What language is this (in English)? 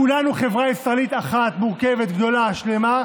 Hebrew